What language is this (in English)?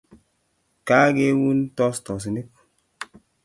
Kalenjin